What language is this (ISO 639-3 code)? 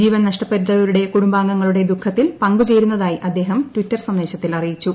mal